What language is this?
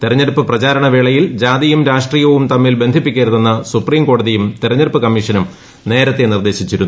Malayalam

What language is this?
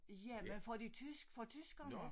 Danish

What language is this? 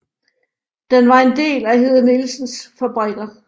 Danish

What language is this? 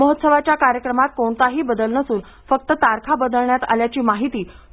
Marathi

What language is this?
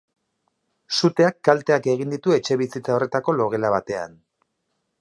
Basque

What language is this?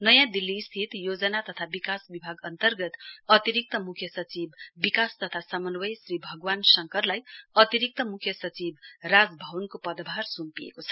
Nepali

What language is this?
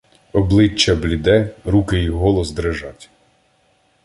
Ukrainian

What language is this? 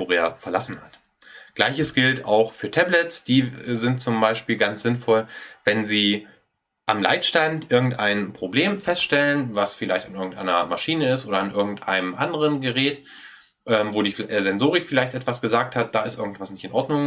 German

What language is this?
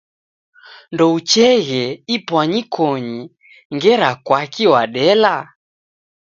Taita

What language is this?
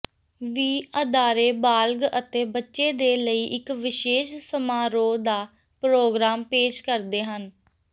Punjabi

